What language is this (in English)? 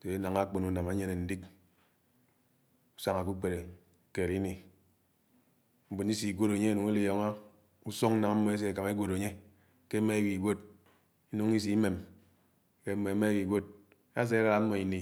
Anaang